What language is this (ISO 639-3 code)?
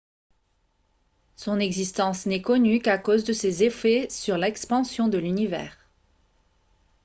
fra